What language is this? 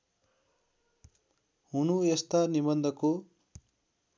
Nepali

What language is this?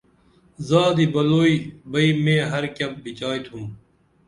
Dameli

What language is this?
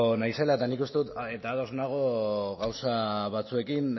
Basque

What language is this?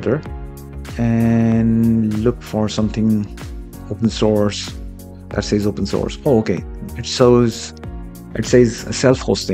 English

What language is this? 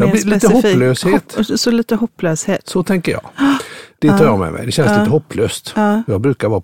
Swedish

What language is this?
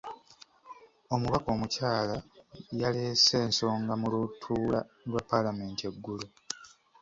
Ganda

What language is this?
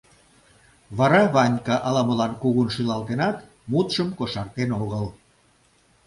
Mari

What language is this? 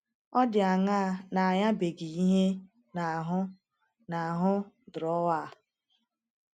Igbo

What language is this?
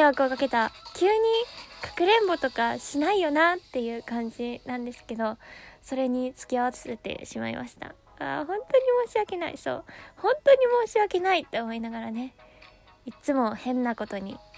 Japanese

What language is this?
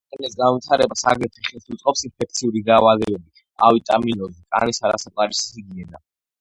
Georgian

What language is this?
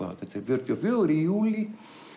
Icelandic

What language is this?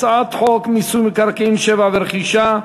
Hebrew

